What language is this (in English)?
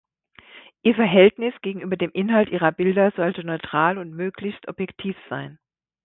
German